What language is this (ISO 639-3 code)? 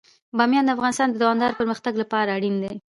pus